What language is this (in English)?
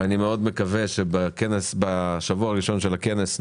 Hebrew